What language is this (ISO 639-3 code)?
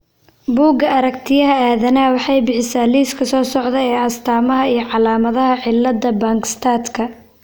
som